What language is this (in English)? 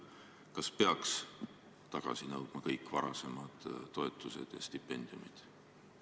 Estonian